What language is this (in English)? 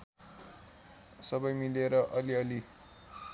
Nepali